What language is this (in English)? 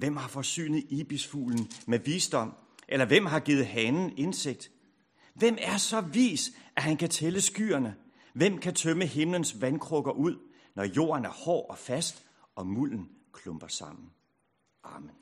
Danish